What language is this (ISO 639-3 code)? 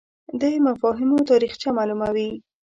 pus